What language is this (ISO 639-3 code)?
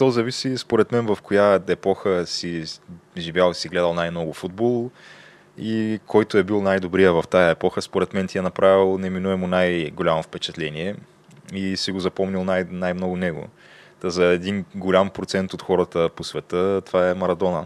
bul